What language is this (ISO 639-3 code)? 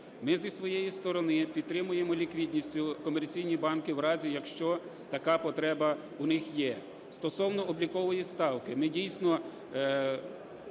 ukr